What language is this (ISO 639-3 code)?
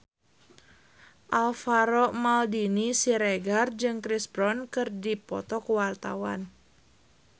sun